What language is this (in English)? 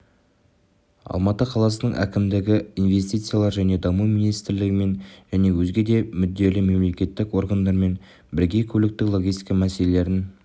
Kazakh